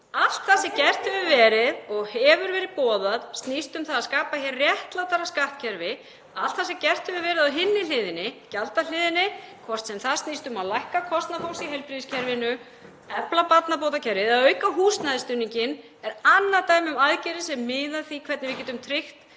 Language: Icelandic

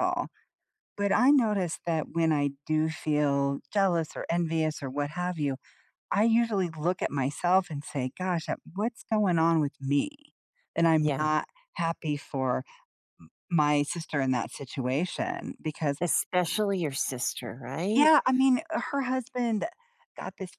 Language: English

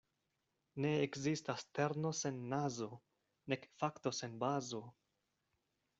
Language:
Esperanto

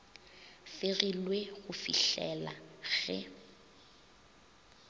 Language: Northern Sotho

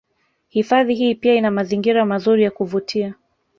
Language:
Swahili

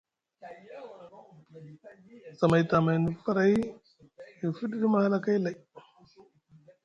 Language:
Musgu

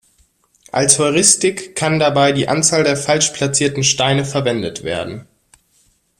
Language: German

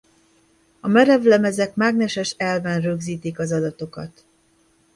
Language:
Hungarian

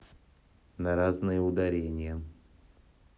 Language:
Russian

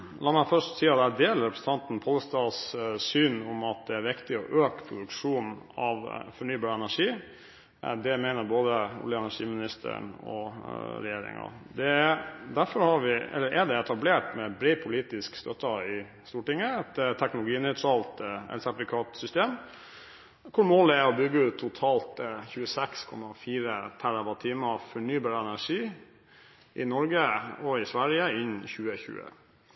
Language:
Norwegian Bokmål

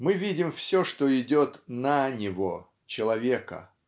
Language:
Russian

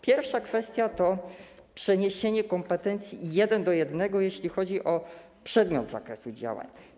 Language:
Polish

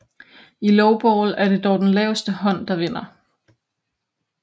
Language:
Danish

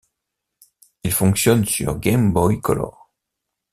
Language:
French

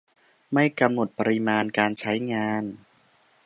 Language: Thai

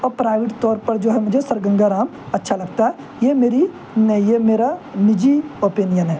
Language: Urdu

